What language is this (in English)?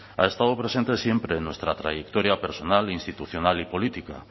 Spanish